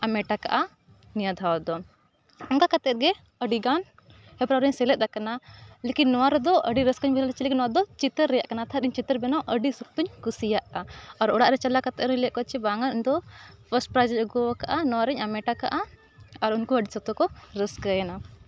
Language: Santali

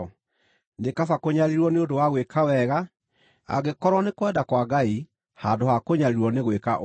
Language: Kikuyu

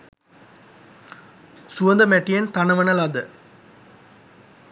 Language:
Sinhala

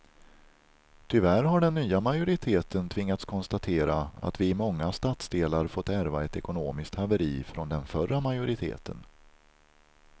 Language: Swedish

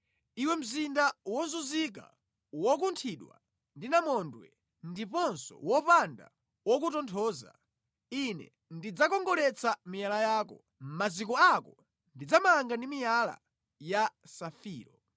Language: Nyanja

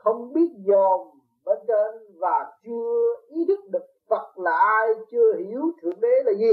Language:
Vietnamese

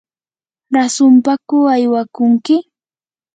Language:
Yanahuanca Pasco Quechua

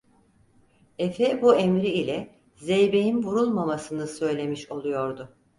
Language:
Turkish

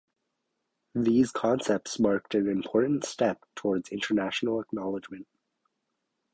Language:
English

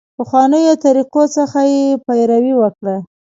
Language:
Pashto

